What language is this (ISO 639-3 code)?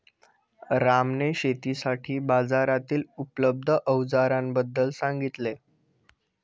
mar